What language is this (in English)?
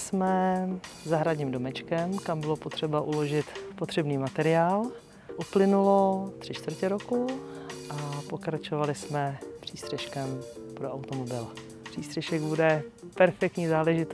Czech